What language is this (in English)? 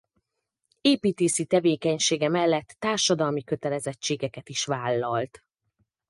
Hungarian